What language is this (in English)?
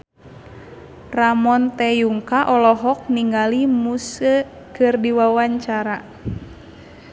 Sundanese